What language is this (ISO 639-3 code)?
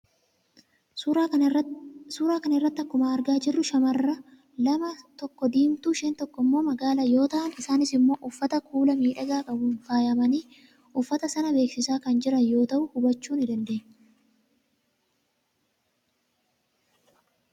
orm